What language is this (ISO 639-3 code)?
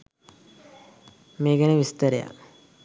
sin